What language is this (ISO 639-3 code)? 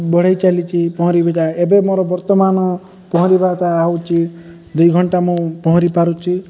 ori